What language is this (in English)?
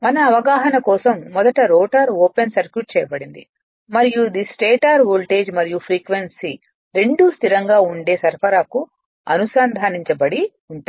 Telugu